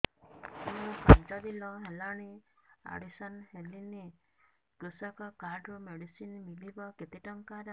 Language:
Odia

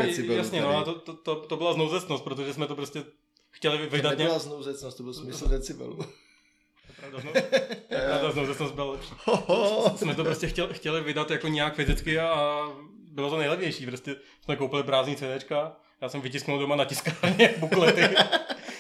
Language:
Czech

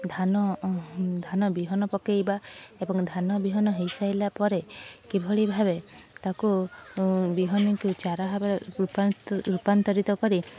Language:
Odia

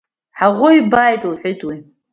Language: Abkhazian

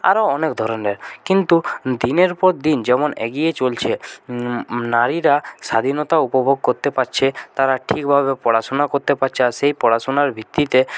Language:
Bangla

